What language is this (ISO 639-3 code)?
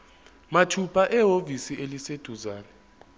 zul